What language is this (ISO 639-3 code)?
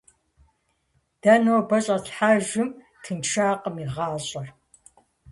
kbd